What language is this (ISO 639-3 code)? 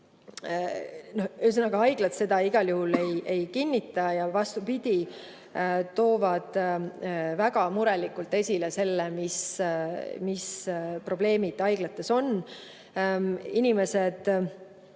est